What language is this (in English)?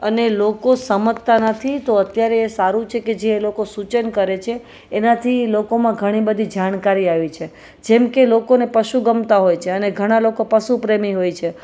Gujarati